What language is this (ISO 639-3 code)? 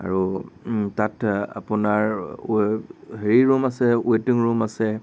asm